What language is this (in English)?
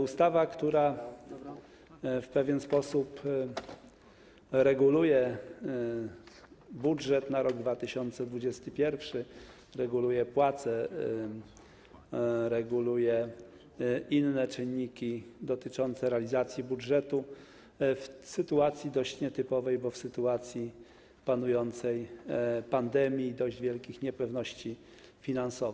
Polish